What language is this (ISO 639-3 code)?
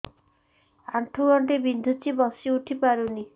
ori